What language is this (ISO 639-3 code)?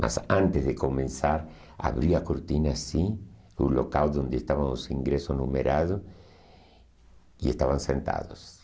por